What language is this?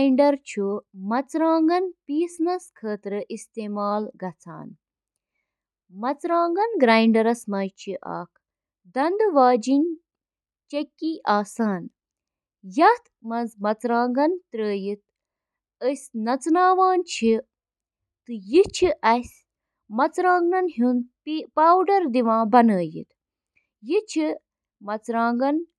Kashmiri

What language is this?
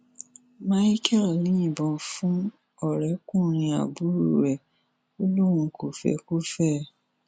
Yoruba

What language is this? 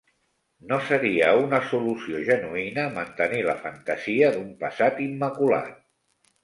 Catalan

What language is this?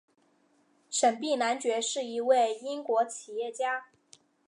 Chinese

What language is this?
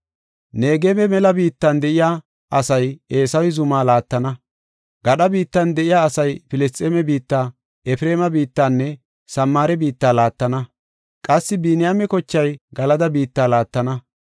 Gofa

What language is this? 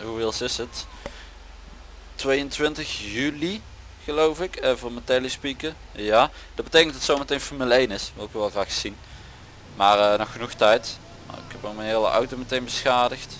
Dutch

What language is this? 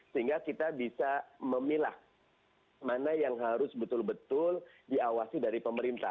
Indonesian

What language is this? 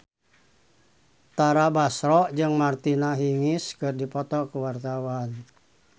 Sundanese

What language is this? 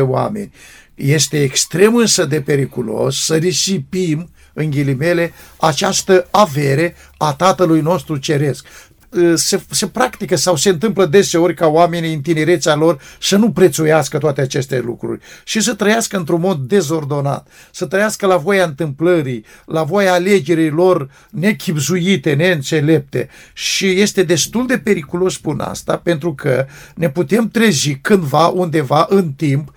Romanian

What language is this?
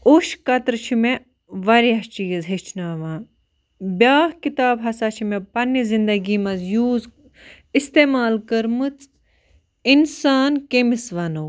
Kashmiri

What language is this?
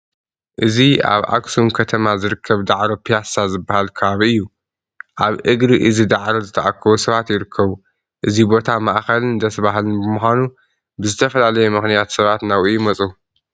Tigrinya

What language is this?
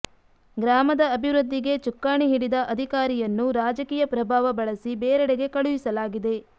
Kannada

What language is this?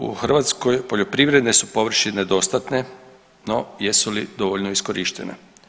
Croatian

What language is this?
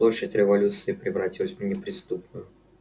Russian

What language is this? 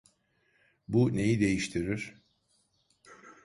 Turkish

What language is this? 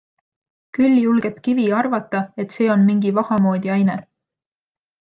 Estonian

